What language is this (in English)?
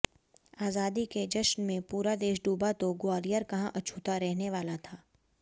Hindi